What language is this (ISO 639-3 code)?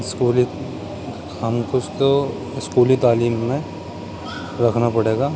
urd